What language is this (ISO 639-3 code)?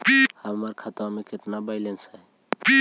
mag